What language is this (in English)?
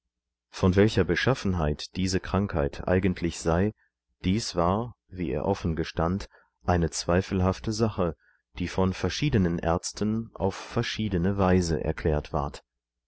German